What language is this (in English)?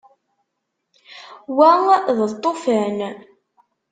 Kabyle